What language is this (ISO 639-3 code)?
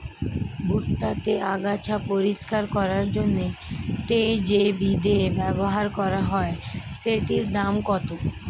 ben